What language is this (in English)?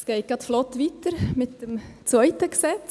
Swiss German